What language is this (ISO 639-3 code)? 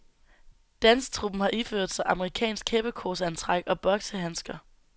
dan